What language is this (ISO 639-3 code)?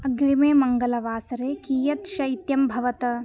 san